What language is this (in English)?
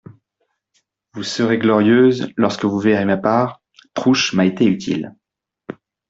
French